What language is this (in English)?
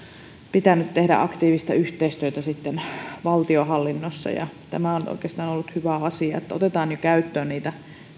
Finnish